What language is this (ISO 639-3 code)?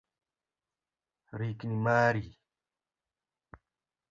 luo